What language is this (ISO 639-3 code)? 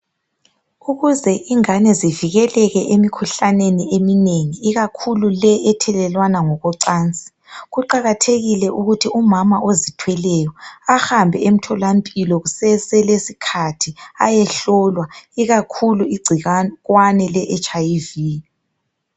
nde